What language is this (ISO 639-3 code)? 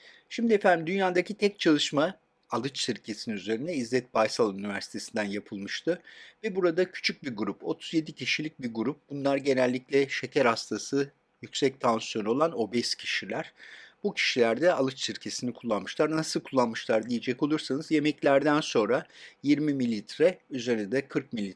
tur